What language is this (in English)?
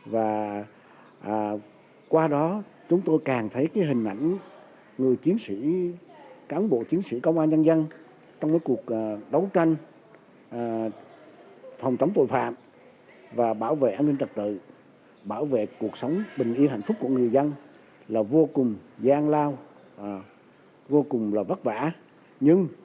Vietnamese